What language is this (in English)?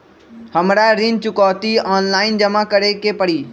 Magahi